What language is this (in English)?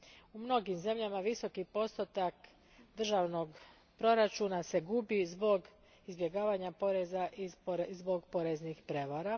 Croatian